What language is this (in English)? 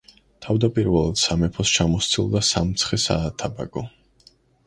Georgian